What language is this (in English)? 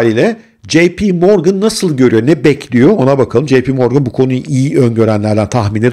Turkish